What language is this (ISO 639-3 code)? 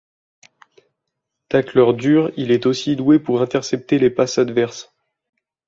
fra